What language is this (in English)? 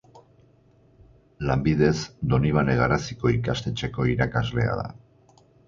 Basque